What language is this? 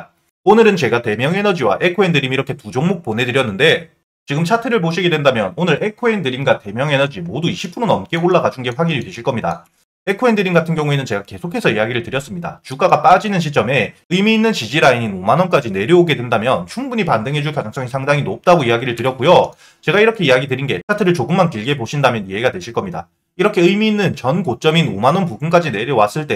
Korean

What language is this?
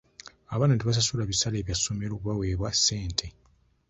Ganda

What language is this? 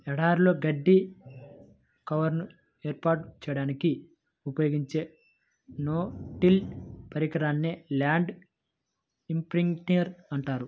Telugu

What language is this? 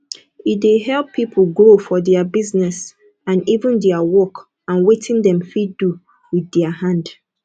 Nigerian Pidgin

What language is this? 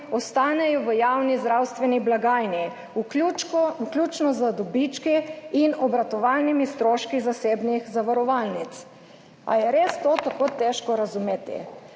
Slovenian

